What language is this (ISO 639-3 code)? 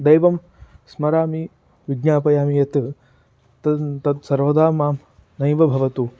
san